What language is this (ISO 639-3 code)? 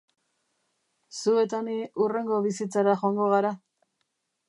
eus